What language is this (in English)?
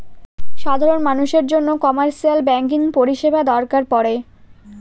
Bangla